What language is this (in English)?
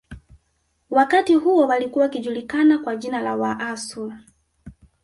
Swahili